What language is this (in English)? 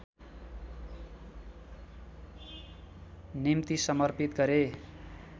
Nepali